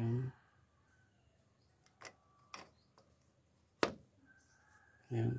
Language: Filipino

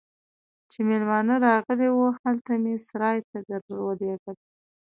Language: Pashto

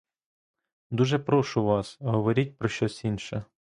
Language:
Ukrainian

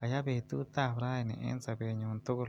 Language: Kalenjin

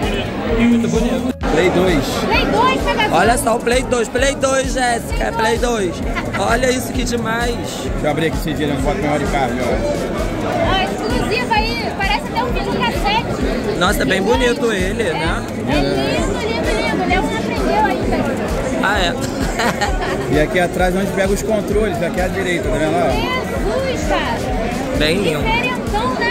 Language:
Portuguese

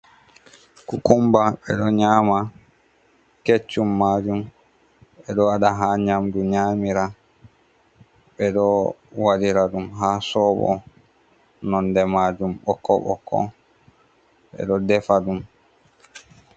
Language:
Fula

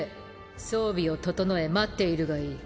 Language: Japanese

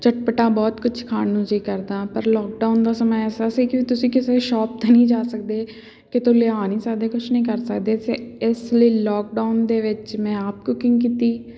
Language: Punjabi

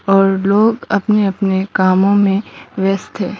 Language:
Hindi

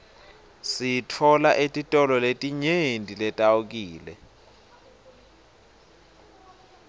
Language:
Swati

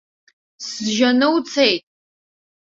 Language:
Abkhazian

